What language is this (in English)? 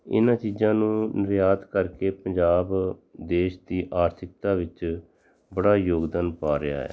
Punjabi